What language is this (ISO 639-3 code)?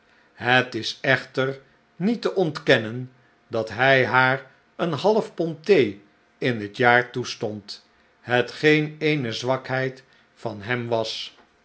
nld